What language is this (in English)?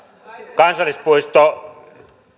Finnish